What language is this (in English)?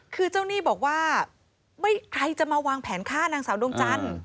Thai